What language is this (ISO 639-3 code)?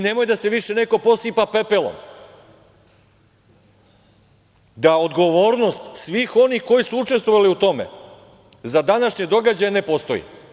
srp